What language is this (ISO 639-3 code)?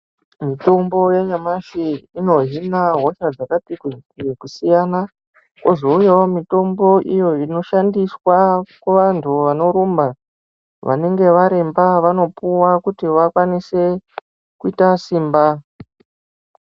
ndc